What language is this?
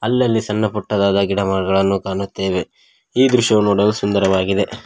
Kannada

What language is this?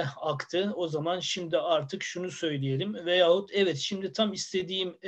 Turkish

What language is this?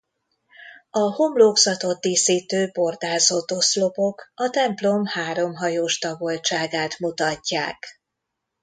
Hungarian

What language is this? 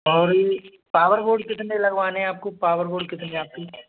Hindi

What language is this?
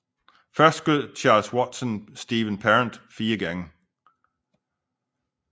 Danish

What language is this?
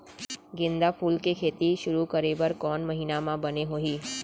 Chhattisgarhi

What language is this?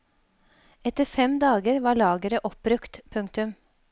Norwegian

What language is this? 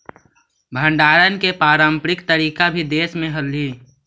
Magahi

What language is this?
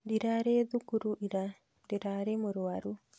Kikuyu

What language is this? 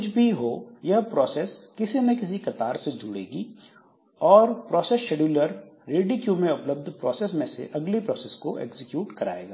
Hindi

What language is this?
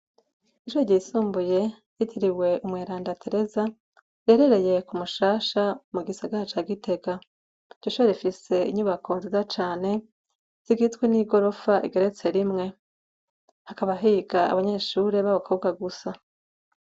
Rundi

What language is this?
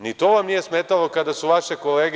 Serbian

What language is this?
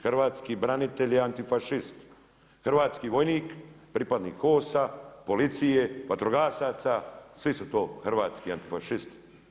Croatian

